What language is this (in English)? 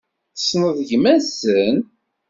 Kabyle